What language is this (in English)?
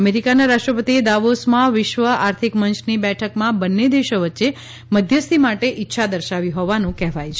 Gujarati